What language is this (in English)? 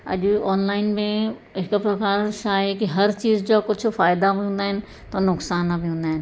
Sindhi